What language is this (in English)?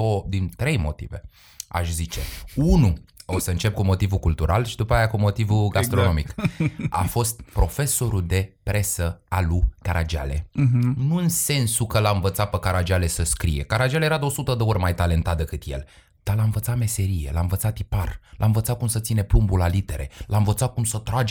Romanian